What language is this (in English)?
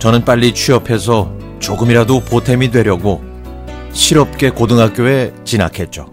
Korean